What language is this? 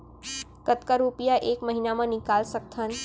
Chhattisgarhi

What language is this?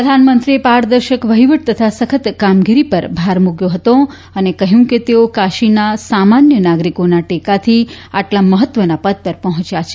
Gujarati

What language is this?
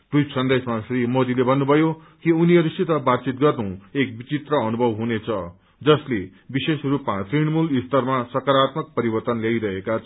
Nepali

